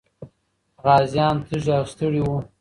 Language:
Pashto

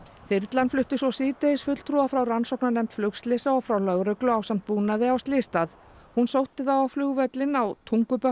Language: Icelandic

